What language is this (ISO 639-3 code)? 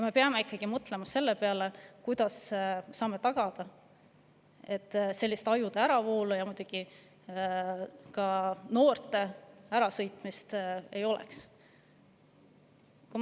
est